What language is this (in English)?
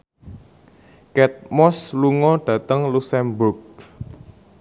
Javanese